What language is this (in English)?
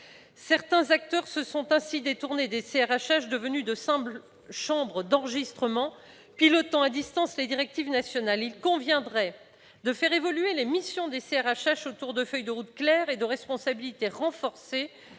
French